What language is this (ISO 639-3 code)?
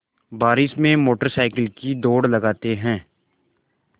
hin